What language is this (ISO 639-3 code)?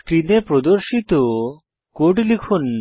ben